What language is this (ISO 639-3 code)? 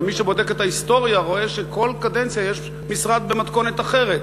heb